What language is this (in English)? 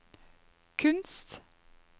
Norwegian